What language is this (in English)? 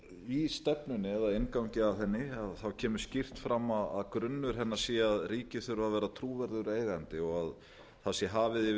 Icelandic